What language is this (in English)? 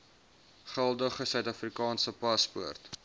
Afrikaans